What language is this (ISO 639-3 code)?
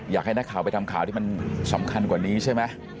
tha